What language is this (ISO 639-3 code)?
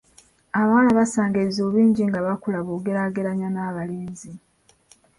lug